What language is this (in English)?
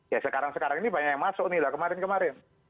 Indonesian